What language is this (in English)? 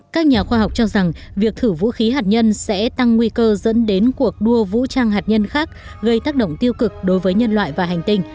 Vietnamese